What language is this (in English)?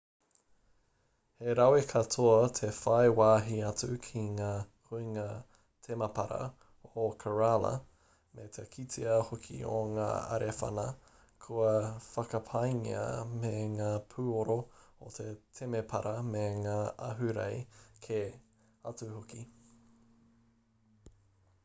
Māori